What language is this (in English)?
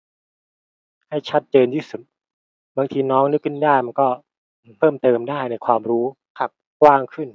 Thai